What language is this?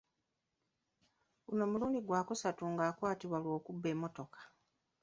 Ganda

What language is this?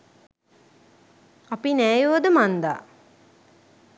Sinhala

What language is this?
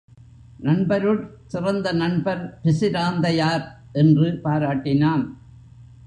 Tamil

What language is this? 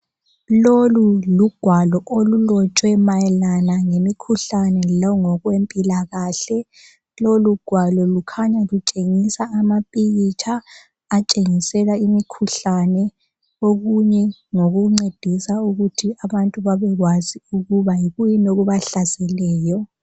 North Ndebele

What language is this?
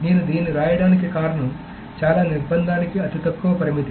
Telugu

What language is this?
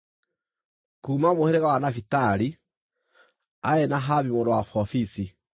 Kikuyu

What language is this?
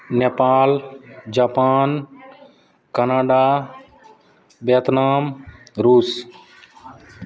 Maithili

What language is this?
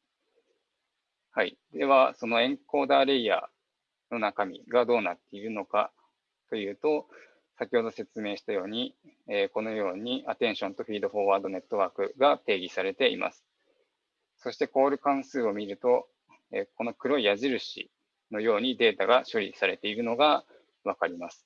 Japanese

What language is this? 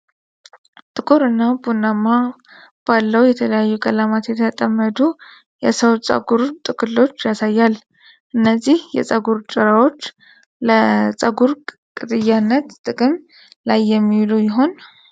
Amharic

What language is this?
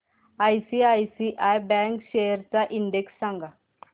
Marathi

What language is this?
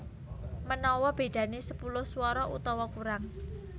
Javanese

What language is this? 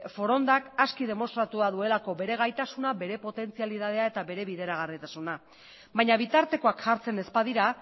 Basque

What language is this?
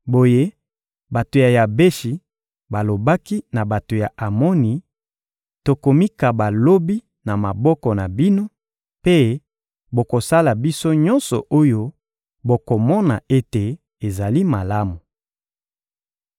Lingala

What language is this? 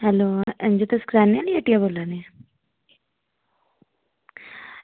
Dogri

